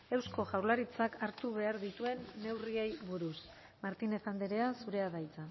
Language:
Basque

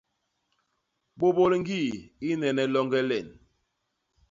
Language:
Basaa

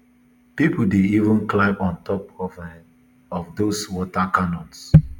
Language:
Nigerian Pidgin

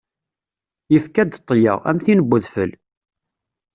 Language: Kabyle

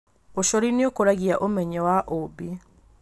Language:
Kikuyu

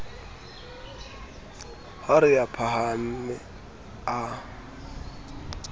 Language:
Southern Sotho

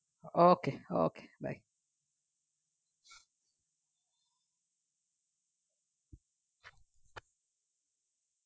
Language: Bangla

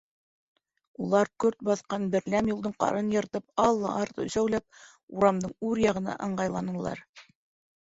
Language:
Bashkir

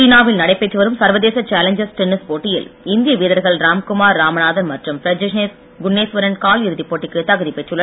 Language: Tamil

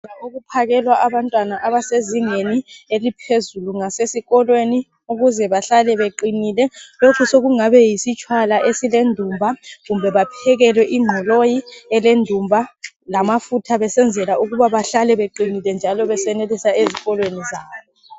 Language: North Ndebele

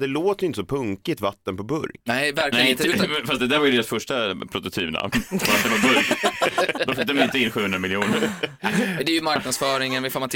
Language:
Swedish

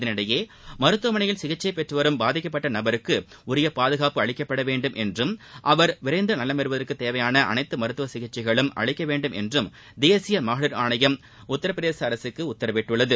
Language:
Tamil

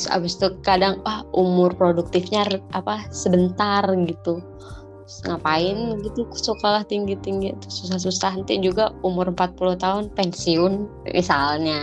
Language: Indonesian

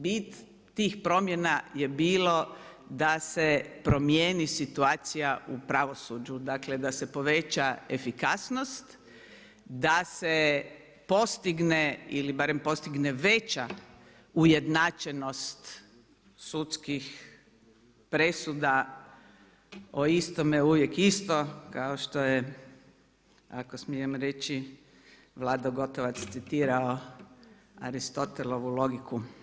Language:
Croatian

